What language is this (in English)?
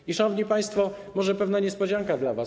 Polish